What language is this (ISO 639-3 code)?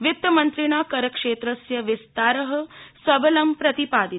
san